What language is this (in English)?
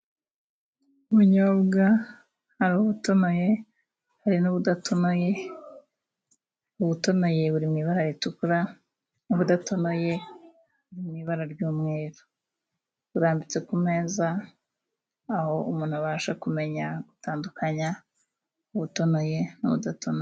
Kinyarwanda